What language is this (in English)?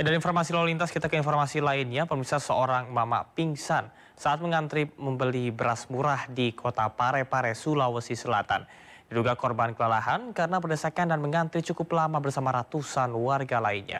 Indonesian